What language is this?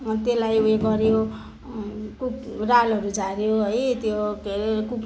Nepali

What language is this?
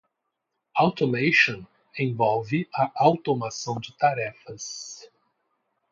Portuguese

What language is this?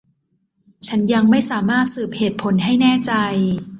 Thai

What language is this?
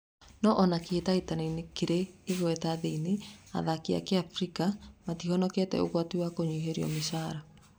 Kikuyu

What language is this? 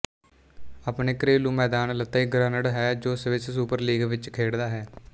Punjabi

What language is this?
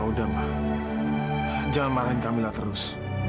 Indonesian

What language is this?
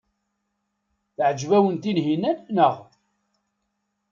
Kabyle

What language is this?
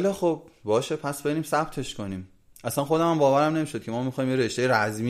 Persian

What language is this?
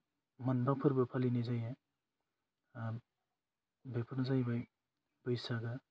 Bodo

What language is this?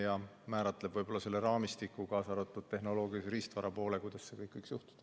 Estonian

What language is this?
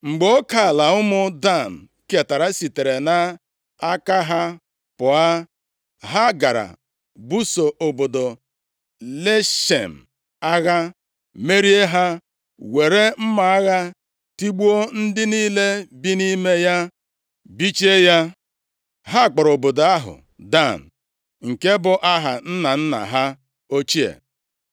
Igbo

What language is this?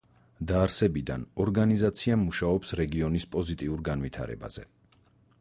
Georgian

